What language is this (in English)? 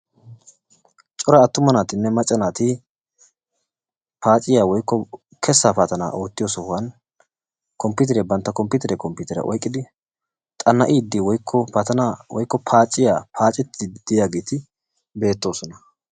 Wolaytta